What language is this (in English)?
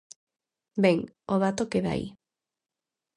Galician